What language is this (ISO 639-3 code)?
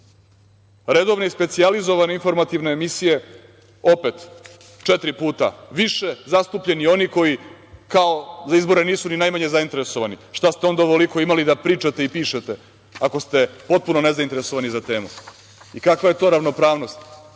srp